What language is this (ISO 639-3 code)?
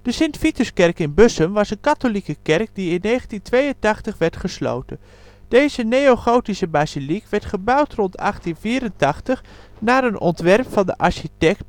nld